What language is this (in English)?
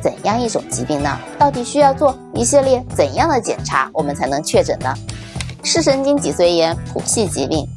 Chinese